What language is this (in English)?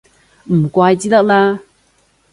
Cantonese